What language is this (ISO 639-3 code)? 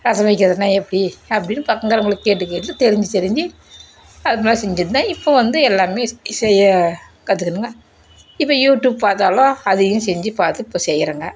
tam